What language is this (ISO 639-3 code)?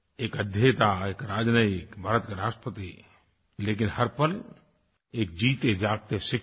hin